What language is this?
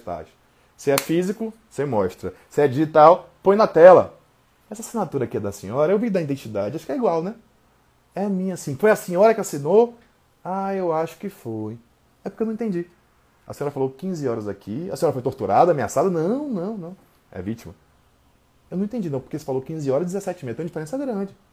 Portuguese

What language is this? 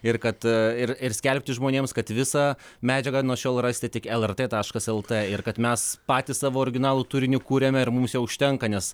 Lithuanian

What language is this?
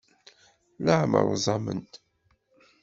Kabyle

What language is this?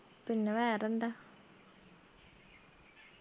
Malayalam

